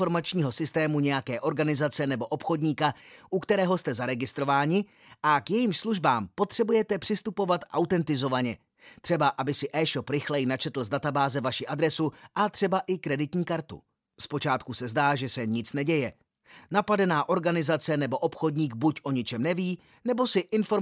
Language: Czech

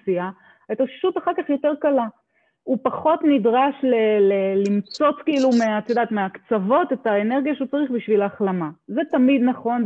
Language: Hebrew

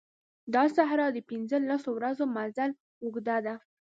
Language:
Pashto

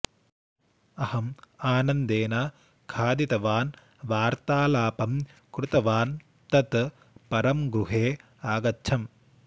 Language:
Sanskrit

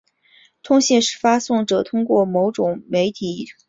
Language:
Chinese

